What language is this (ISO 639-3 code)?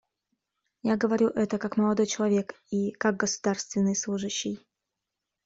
rus